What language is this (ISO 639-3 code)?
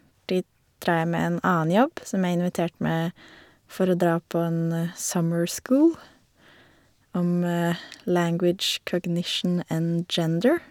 nor